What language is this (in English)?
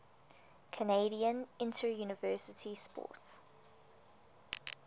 English